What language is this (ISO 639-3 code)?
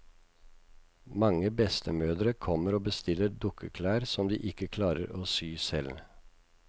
nor